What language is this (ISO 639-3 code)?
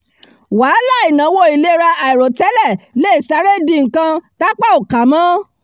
yor